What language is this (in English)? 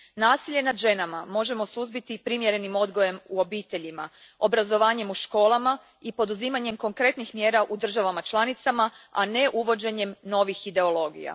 Croatian